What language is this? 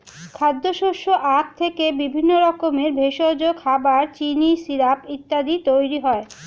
Bangla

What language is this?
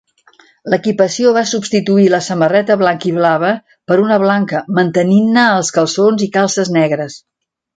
Catalan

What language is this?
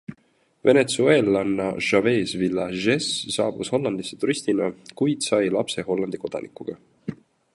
Estonian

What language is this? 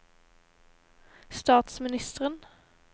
Norwegian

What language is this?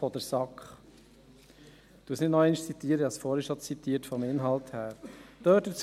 Swiss German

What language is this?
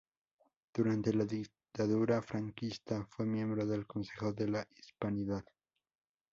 Spanish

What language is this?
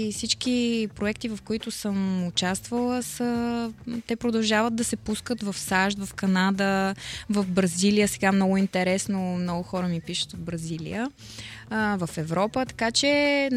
Bulgarian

